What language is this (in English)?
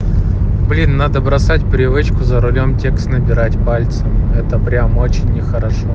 Russian